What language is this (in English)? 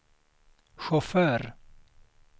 Swedish